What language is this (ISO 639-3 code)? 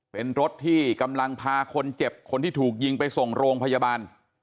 tha